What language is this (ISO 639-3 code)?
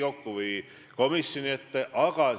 est